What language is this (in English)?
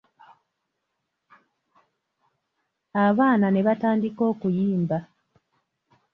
Ganda